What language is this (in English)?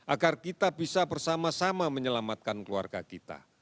Indonesian